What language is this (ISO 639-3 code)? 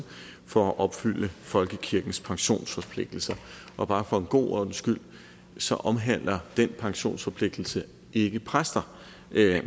dan